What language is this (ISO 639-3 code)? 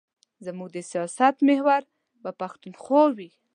pus